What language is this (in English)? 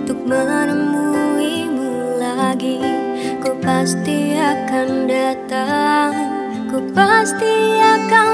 Indonesian